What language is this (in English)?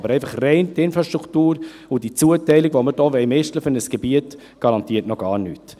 Swiss German